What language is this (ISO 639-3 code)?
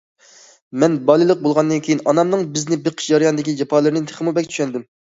uig